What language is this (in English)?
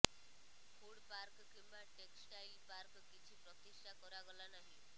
Odia